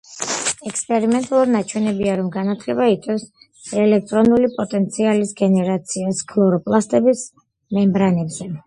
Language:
Georgian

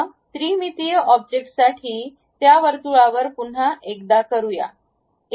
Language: Marathi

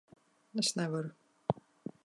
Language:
Latvian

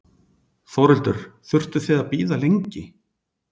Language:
Icelandic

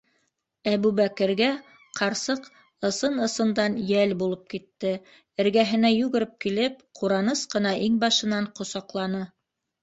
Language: Bashkir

